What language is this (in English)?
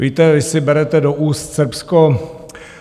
Czech